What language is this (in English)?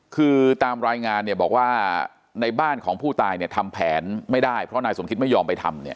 Thai